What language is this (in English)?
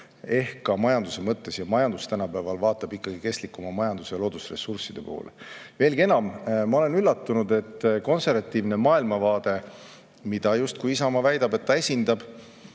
Estonian